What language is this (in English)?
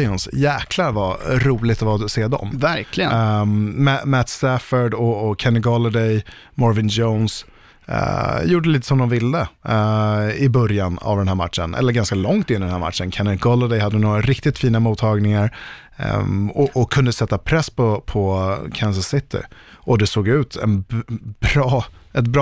Swedish